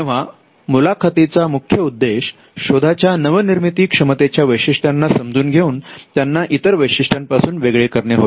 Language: Marathi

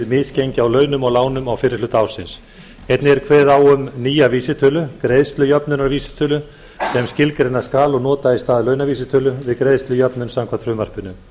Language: Icelandic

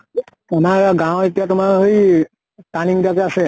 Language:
Assamese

